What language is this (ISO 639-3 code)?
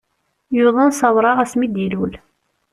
kab